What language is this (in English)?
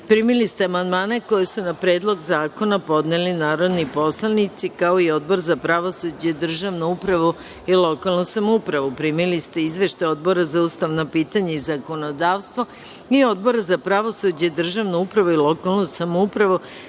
Serbian